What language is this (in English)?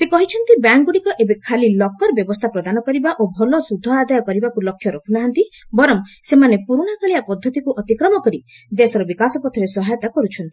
Odia